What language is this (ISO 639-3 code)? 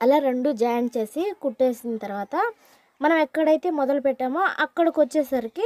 ron